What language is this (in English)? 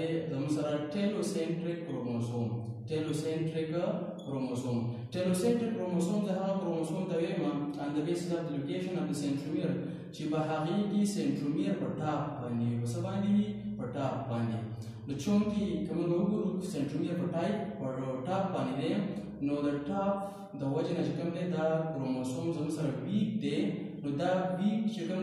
Romanian